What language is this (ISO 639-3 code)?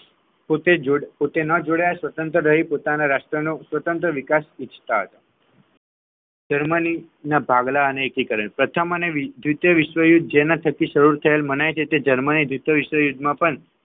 guj